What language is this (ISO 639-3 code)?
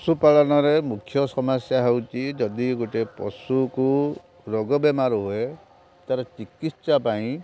ori